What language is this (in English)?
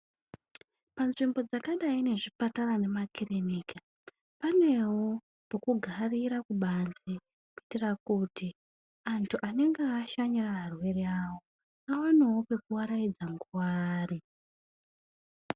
Ndau